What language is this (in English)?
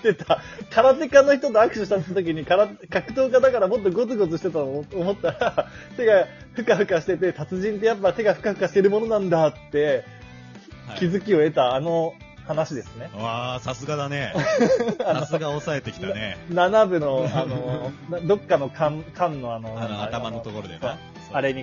Japanese